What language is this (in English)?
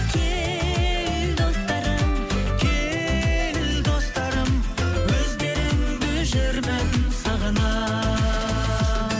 Kazakh